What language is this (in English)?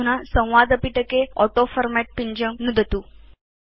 Sanskrit